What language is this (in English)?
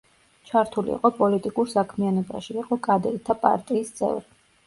Georgian